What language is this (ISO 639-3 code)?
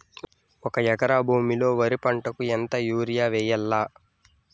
tel